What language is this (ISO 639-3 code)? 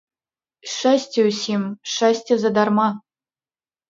bel